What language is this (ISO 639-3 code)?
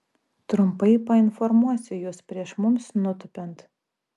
lit